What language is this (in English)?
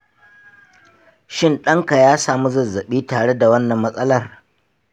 Hausa